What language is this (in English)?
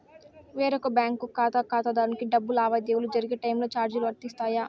Telugu